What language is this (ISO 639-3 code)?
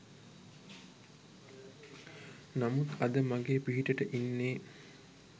sin